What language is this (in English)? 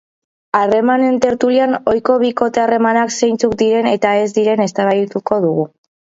Basque